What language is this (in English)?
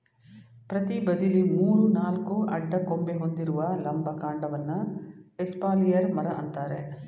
Kannada